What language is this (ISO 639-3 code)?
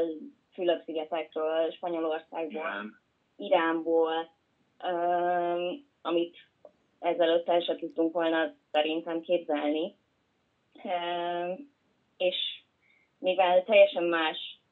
hun